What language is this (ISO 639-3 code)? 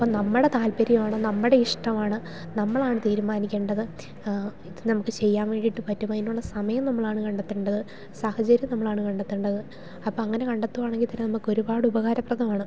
mal